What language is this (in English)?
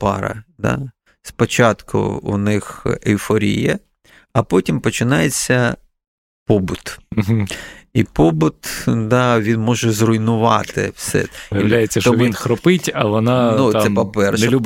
Ukrainian